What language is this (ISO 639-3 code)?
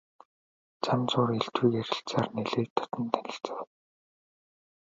mon